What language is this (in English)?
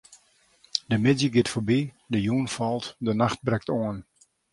Western Frisian